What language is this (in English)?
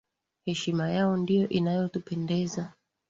Swahili